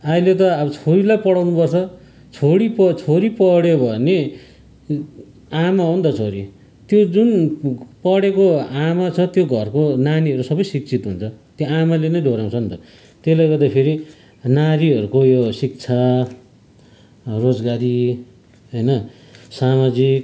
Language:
Nepali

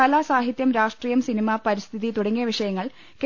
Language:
Malayalam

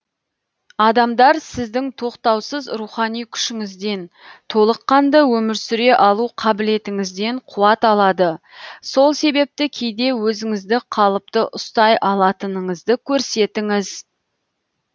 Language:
Kazakh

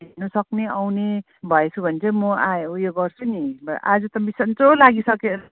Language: Nepali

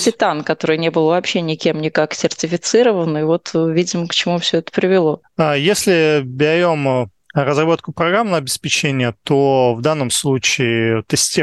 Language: Russian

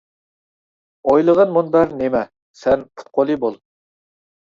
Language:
Uyghur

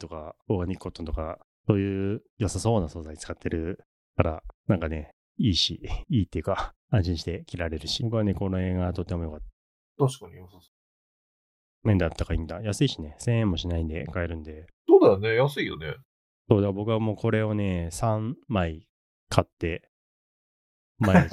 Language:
Japanese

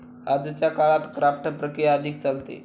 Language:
Marathi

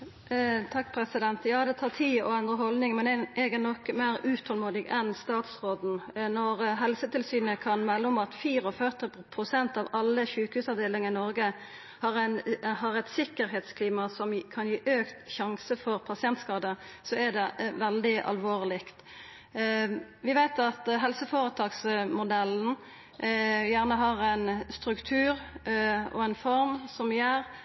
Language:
Norwegian Nynorsk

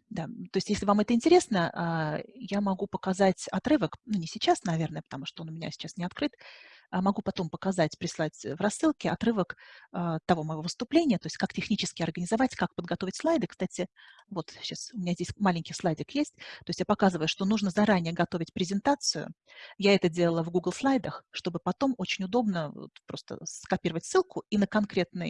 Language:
Russian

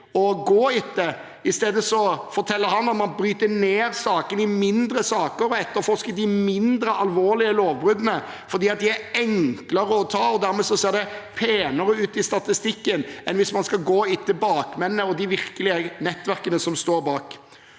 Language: Norwegian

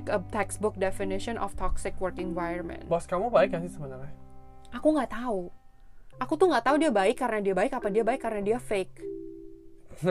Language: Indonesian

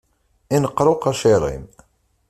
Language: Kabyle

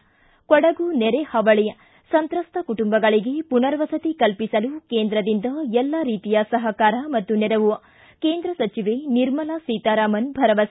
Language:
Kannada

